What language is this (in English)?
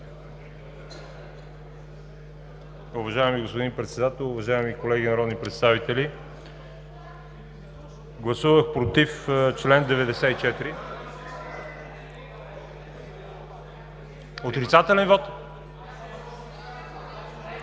Bulgarian